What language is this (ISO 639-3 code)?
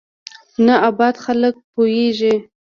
pus